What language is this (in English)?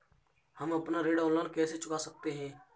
Hindi